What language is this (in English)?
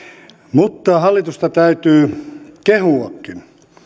Finnish